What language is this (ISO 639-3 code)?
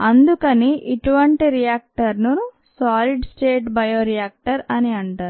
tel